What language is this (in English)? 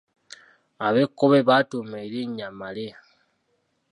Ganda